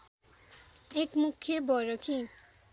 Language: Nepali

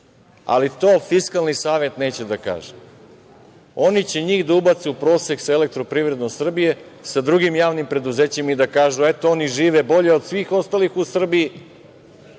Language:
Serbian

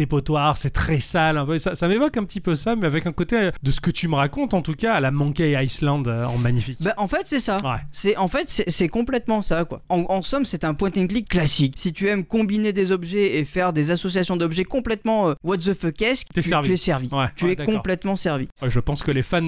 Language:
French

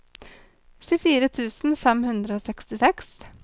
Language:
Norwegian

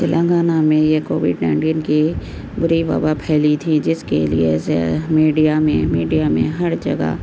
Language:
Urdu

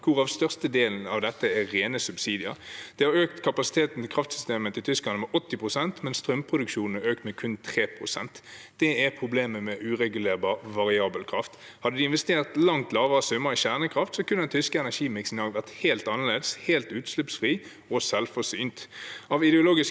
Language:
Norwegian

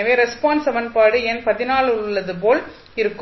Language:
Tamil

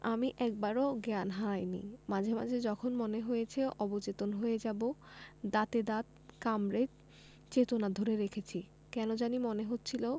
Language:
Bangla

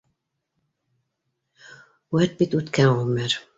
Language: Bashkir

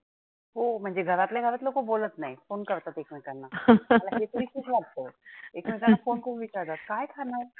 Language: Marathi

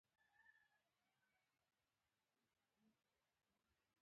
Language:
Pashto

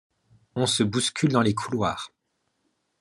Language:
French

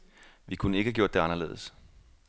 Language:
Danish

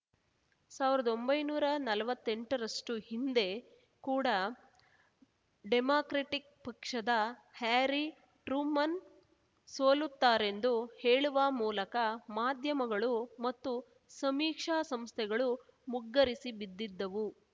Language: Kannada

